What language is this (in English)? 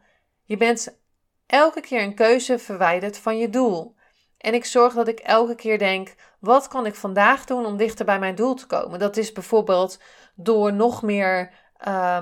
Dutch